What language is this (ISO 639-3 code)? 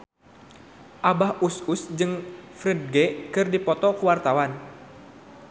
sun